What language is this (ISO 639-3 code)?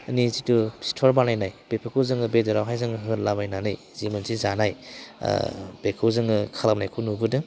brx